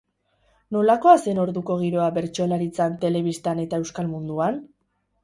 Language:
Basque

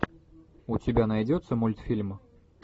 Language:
Russian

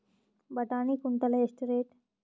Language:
Kannada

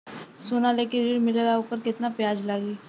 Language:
Bhojpuri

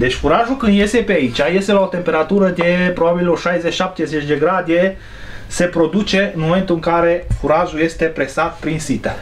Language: Romanian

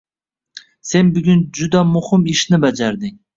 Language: Uzbek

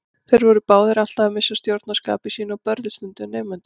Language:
Icelandic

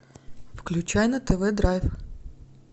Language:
Russian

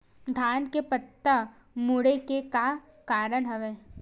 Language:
Chhattisgarhi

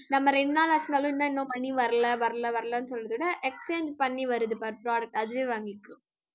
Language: Tamil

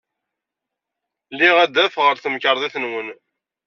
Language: Kabyle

